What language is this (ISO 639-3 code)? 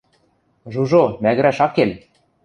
mrj